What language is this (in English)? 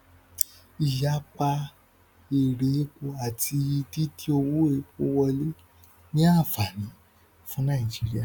Yoruba